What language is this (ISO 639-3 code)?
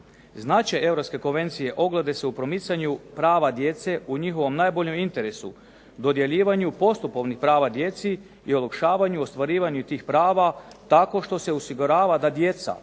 hrv